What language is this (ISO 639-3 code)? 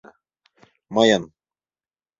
chm